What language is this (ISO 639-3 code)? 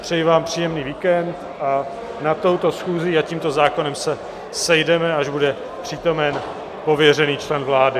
ces